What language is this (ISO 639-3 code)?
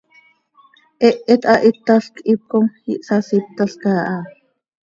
sei